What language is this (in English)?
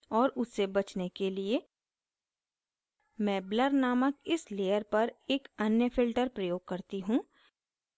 Hindi